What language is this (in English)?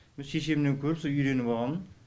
Kazakh